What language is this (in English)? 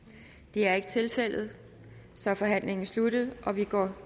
Danish